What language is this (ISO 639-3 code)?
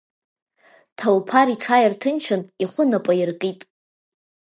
abk